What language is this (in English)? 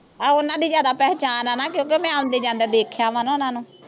Punjabi